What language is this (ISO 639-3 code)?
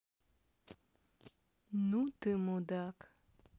rus